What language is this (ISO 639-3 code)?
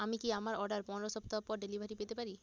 ben